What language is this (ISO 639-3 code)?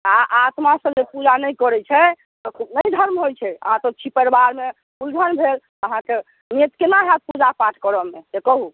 mai